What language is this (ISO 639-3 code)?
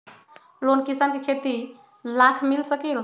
mag